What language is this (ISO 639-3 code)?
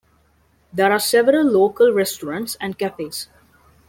eng